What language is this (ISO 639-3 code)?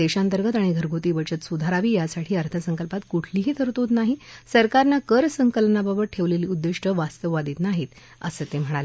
mar